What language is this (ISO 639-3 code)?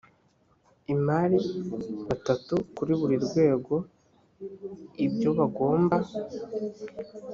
kin